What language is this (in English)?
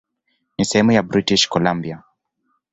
Swahili